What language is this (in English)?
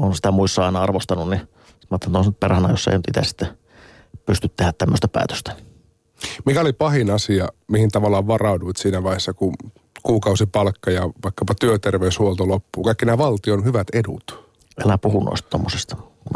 Finnish